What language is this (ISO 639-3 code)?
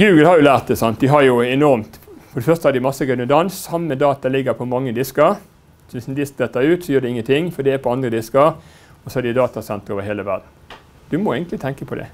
nor